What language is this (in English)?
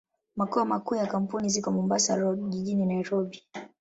Swahili